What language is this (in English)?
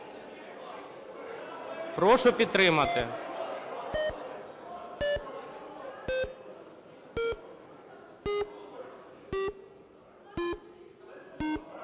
Ukrainian